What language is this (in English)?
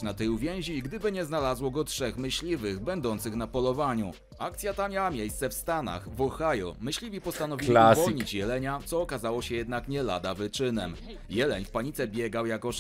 Polish